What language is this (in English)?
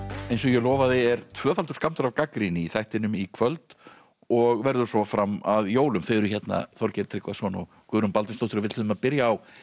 Icelandic